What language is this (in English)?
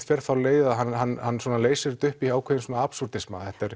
Icelandic